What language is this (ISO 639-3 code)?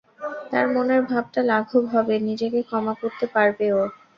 ben